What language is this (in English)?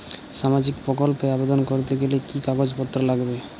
Bangla